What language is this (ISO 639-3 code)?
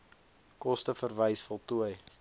afr